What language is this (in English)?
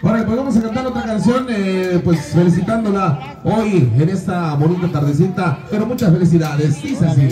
Spanish